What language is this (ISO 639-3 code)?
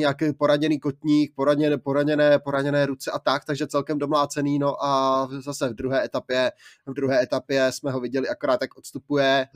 ces